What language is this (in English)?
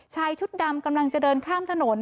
Thai